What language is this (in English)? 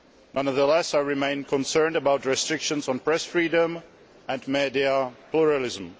English